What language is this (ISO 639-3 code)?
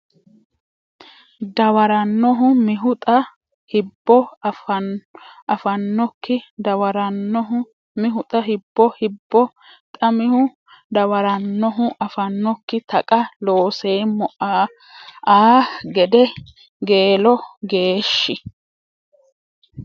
sid